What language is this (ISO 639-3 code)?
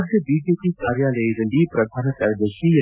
kan